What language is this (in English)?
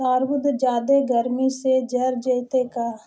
Magahi